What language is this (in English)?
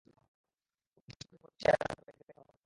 Bangla